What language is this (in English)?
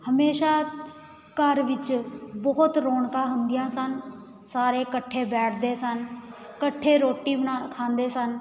Punjabi